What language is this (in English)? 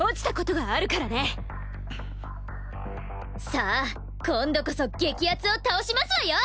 Japanese